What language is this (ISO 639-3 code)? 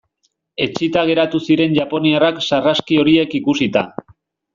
eus